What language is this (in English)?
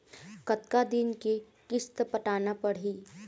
Chhattisgarhi